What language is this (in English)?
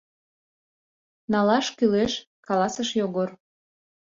Mari